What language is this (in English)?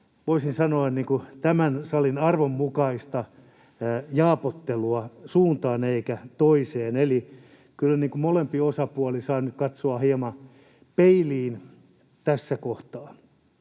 Finnish